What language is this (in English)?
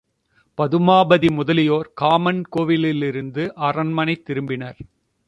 Tamil